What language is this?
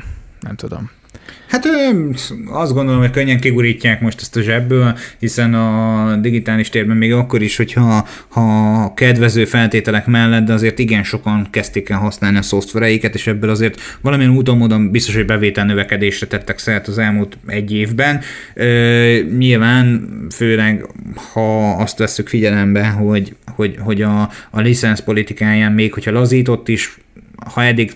Hungarian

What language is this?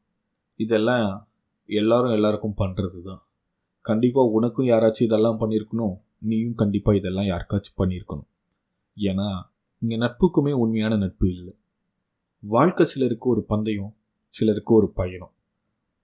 Tamil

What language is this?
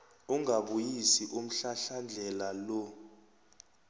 South Ndebele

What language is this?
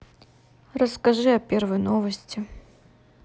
Russian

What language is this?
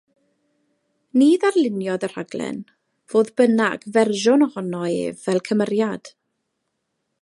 Welsh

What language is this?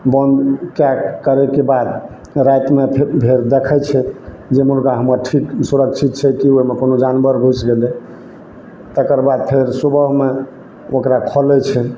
Maithili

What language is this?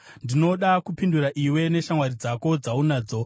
Shona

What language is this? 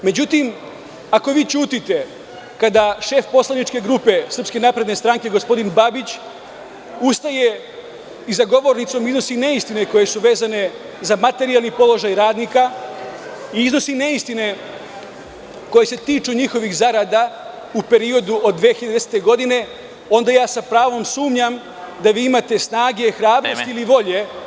Serbian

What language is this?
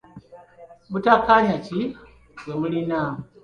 Ganda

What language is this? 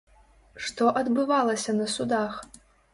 Belarusian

